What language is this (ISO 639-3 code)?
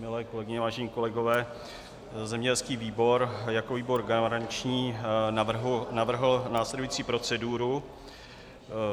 ces